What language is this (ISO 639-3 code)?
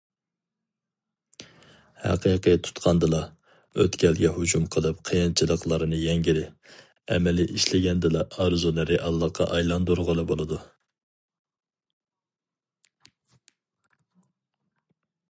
uig